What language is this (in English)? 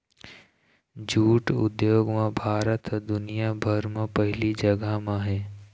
Chhattisgarhi